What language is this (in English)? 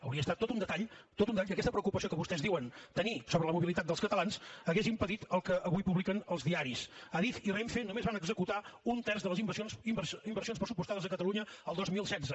Catalan